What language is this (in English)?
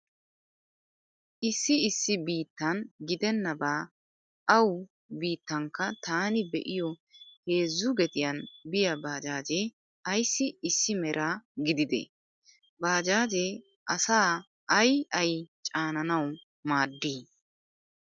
Wolaytta